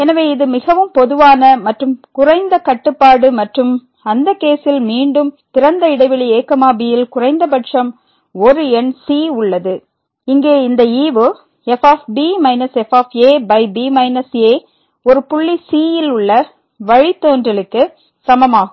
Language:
Tamil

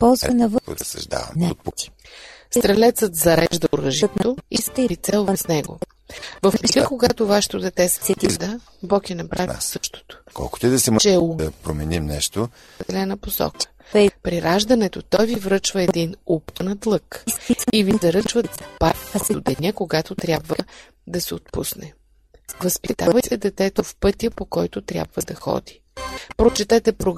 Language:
Bulgarian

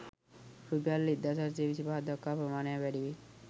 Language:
Sinhala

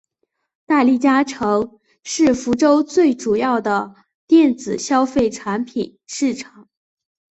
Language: Chinese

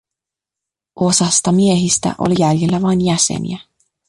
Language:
Finnish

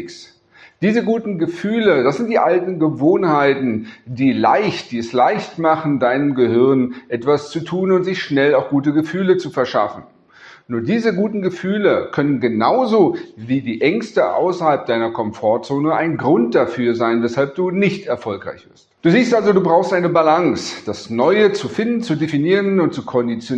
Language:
German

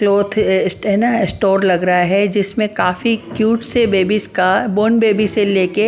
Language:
Hindi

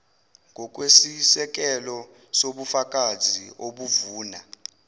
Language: Zulu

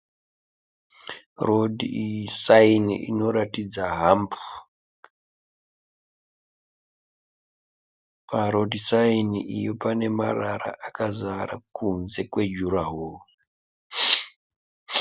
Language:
Shona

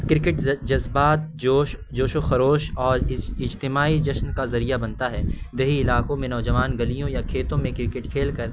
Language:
Urdu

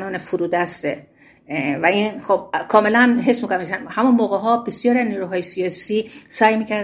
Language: Persian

